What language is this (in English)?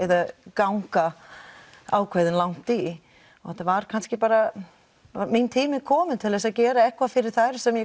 Icelandic